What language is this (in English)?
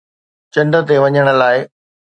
Sindhi